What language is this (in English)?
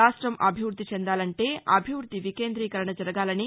Telugu